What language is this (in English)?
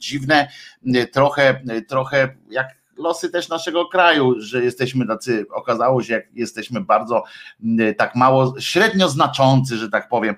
Polish